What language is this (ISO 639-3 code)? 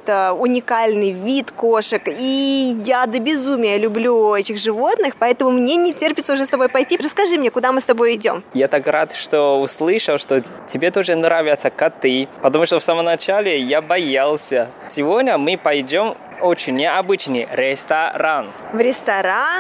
rus